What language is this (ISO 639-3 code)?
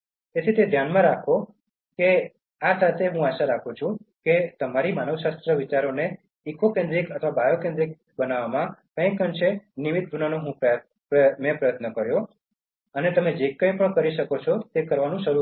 guj